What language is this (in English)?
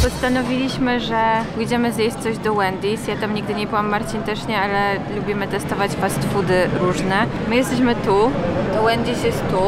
Polish